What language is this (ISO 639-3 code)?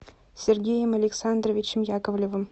rus